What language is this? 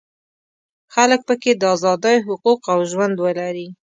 Pashto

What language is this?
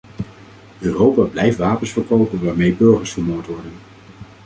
Dutch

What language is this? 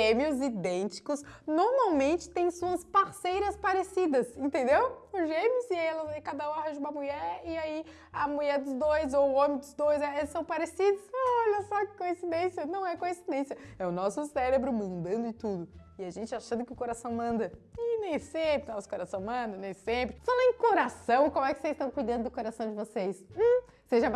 Portuguese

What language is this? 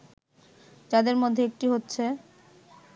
Bangla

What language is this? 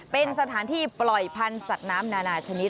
Thai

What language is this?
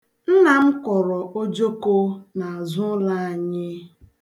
Igbo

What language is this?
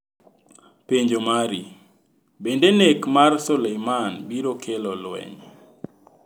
Luo (Kenya and Tanzania)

